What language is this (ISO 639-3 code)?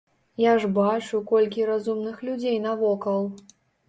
bel